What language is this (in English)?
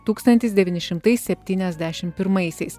Lithuanian